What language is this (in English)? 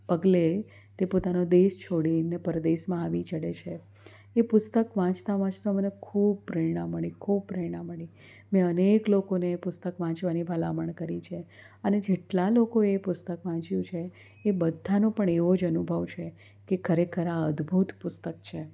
Gujarati